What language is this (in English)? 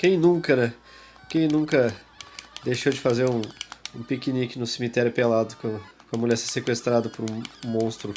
Portuguese